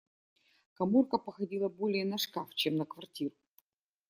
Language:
Russian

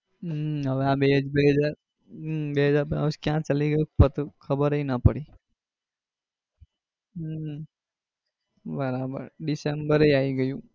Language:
Gujarati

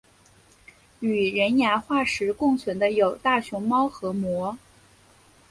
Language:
Chinese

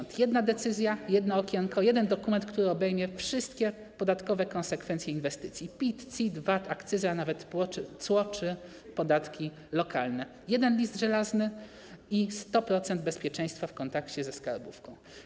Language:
Polish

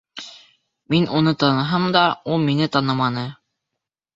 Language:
Bashkir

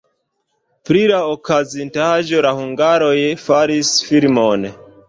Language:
Esperanto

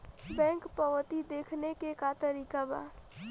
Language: Bhojpuri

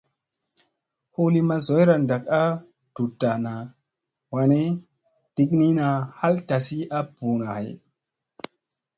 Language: Musey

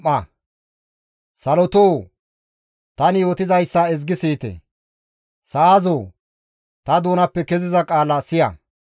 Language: Gamo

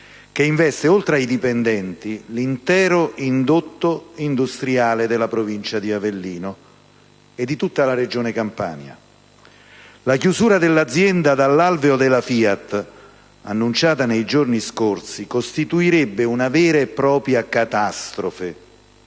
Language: Italian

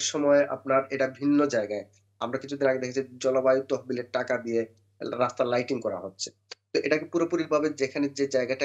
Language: Bangla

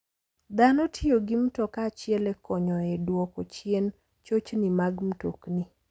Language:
Luo (Kenya and Tanzania)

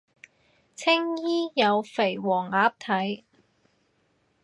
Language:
Cantonese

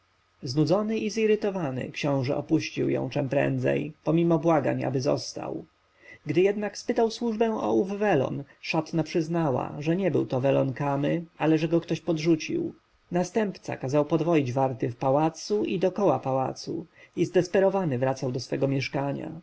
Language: Polish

